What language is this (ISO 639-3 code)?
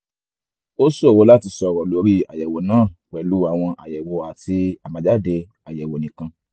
yor